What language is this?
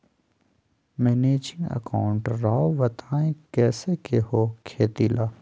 Magahi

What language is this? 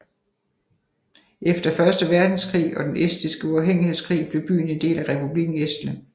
Danish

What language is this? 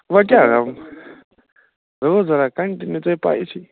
Kashmiri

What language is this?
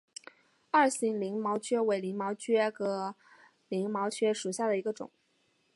Chinese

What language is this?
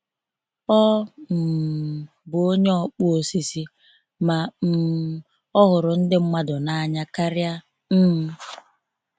Igbo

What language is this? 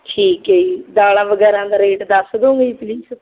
Punjabi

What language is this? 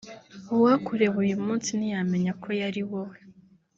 Kinyarwanda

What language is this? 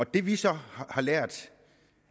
Danish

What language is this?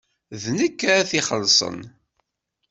Kabyle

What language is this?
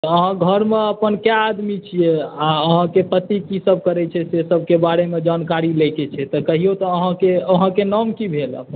Maithili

